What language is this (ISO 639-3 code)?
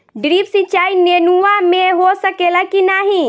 bho